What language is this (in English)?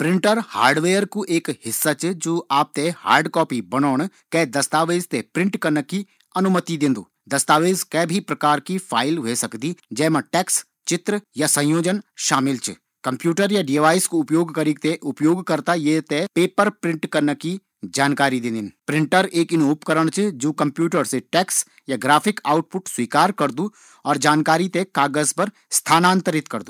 Garhwali